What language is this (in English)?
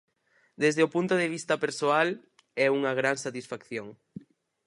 Galician